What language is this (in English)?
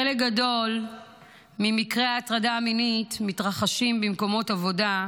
Hebrew